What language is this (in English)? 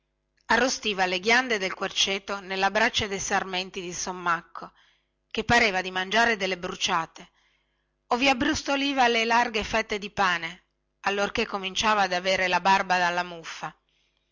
Italian